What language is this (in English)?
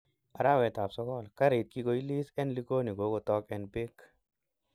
Kalenjin